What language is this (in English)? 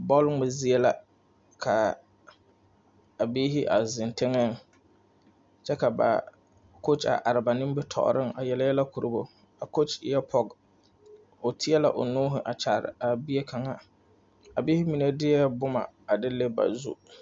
Southern Dagaare